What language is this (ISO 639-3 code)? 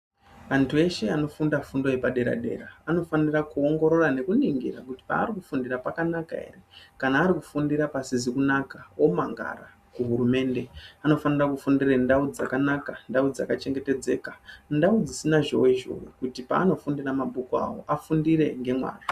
ndc